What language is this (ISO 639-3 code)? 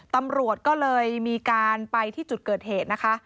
tha